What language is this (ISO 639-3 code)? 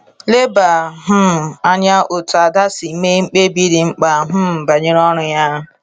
ibo